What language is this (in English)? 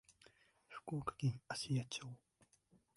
Japanese